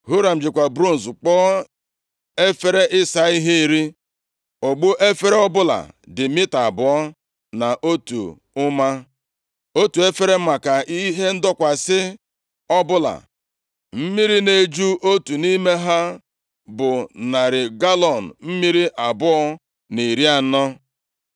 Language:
Igbo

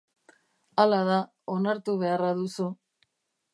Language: Basque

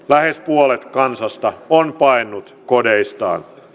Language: Finnish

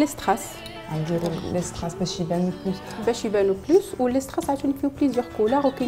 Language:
Arabic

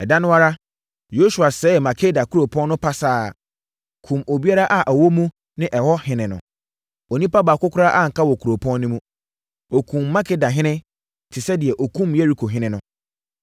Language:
Akan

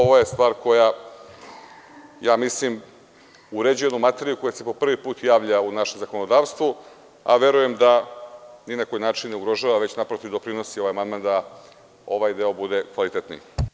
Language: Serbian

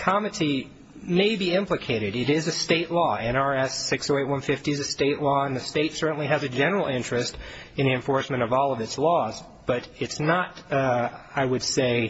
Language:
English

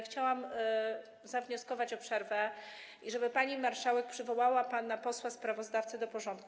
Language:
Polish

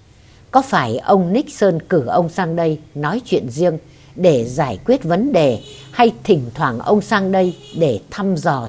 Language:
Vietnamese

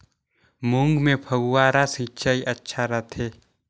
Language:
Chhattisgarhi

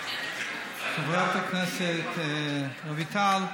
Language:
Hebrew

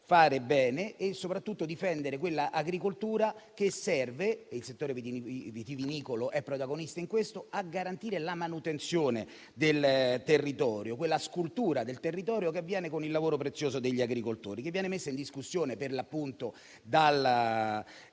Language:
Italian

